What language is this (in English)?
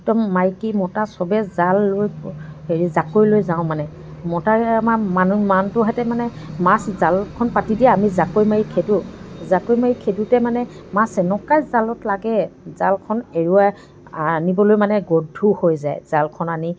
Assamese